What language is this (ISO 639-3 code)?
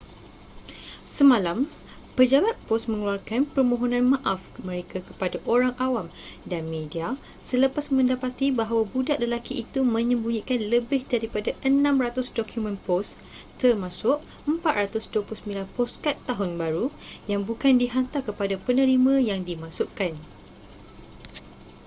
msa